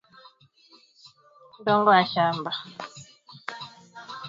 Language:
Swahili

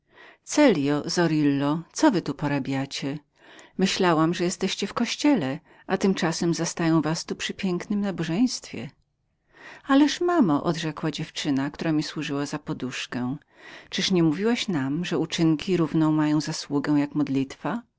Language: Polish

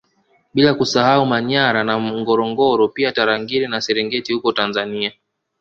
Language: Swahili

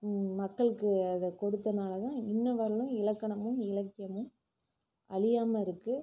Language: Tamil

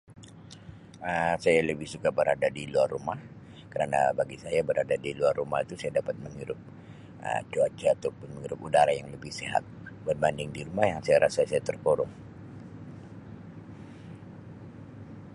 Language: Sabah Malay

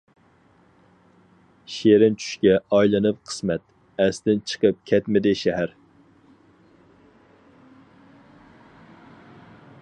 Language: Uyghur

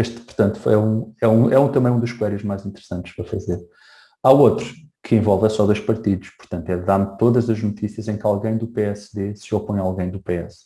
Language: Portuguese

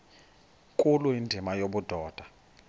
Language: Xhosa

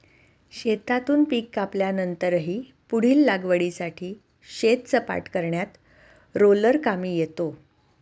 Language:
Marathi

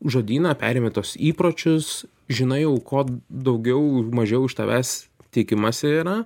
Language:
Lithuanian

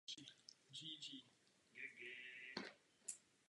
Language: Czech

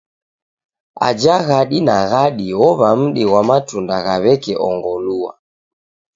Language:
Taita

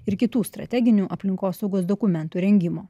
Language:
Lithuanian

